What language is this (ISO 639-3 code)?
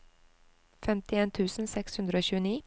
nor